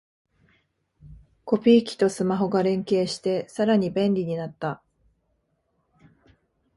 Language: Japanese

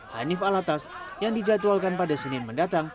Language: Indonesian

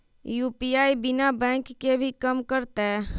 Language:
Magahi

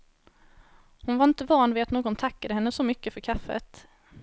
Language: Swedish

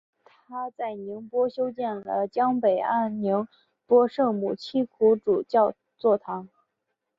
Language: Chinese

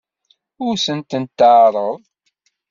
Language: Kabyle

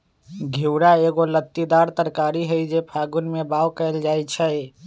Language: Magahi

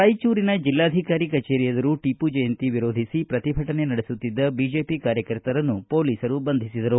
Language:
Kannada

